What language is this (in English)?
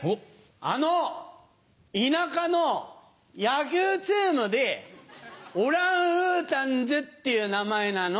Japanese